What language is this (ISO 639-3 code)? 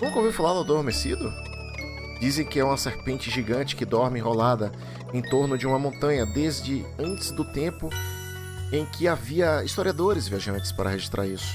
por